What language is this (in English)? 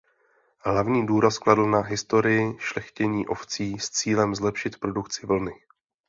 Czech